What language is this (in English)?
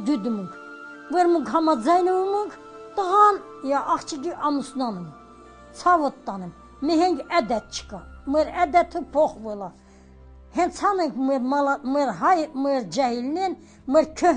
Turkish